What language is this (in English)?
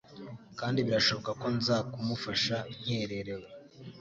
Kinyarwanda